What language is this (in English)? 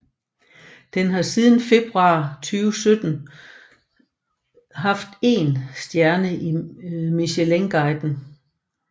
Danish